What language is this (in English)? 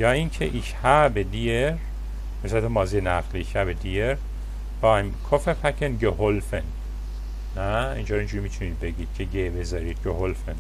Persian